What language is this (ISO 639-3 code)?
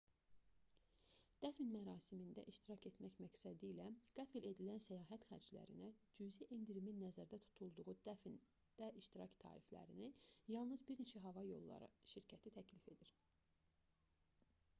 aze